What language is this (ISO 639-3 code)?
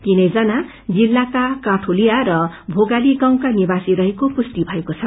nep